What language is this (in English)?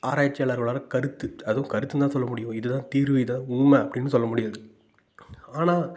Tamil